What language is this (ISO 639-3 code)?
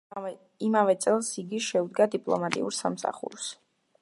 kat